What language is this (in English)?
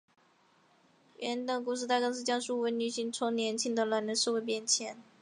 Chinese